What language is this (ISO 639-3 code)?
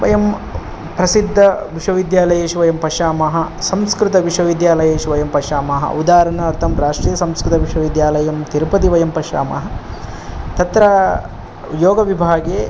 san